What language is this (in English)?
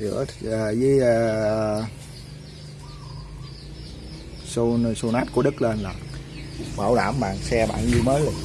Vietnamese